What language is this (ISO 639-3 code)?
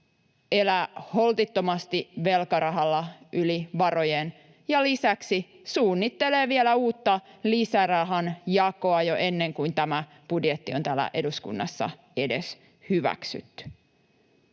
fin